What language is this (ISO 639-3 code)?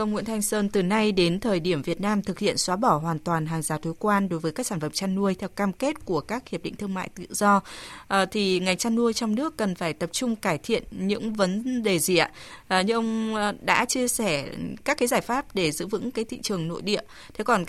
vie